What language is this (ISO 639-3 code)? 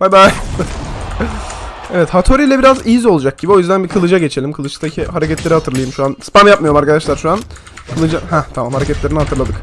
tur